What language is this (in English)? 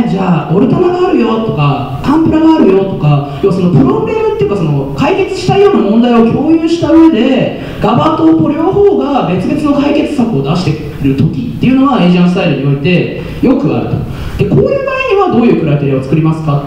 Japanese